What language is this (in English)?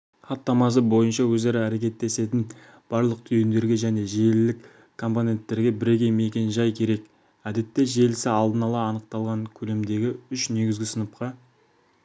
Kazakh